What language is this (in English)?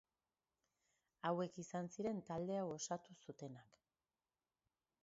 Basque